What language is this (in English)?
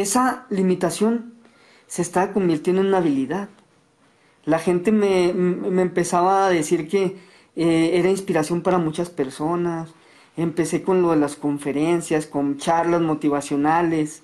Spanish